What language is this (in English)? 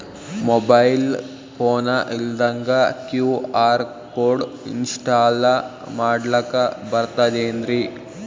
Kannada